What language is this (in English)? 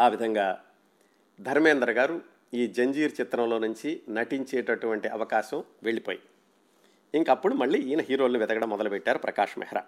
Telugu